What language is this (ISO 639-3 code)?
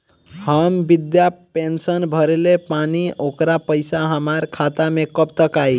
bho